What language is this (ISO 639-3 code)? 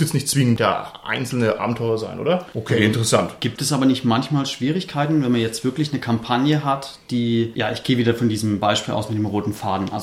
deu